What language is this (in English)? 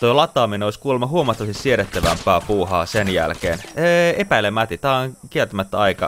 Finnish